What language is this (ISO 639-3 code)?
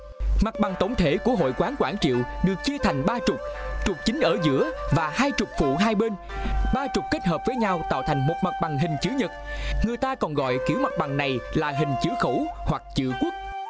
vie